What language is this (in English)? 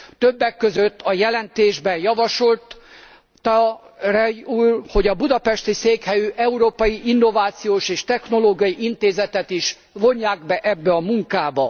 Hungarian